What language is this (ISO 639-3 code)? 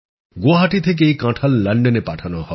ben